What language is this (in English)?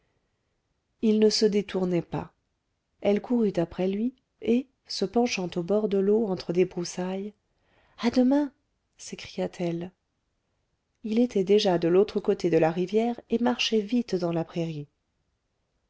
French